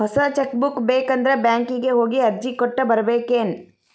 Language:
Kannada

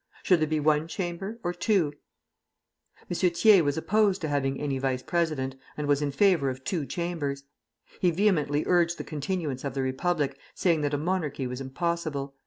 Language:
English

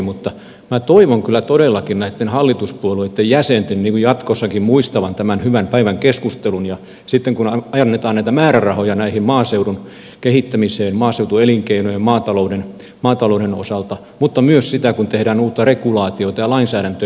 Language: Finnish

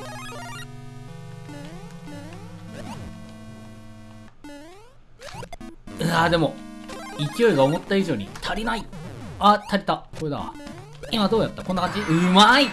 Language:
Japanese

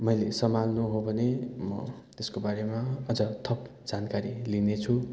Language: Nepali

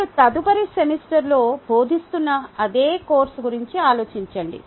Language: Telugu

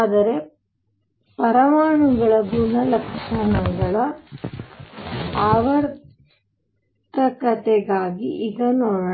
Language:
Kannada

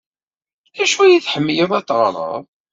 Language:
Kabyle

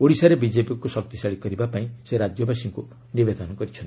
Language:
Odia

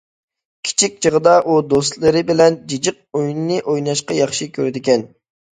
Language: Uyghur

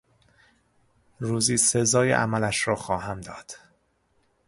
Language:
Persian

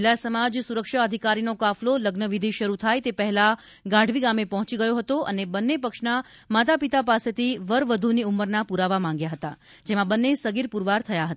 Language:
Gujarati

